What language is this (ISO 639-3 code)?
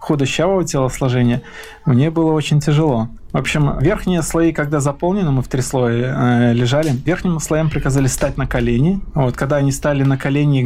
rus